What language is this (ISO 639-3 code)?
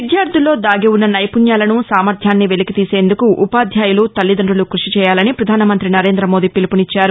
tel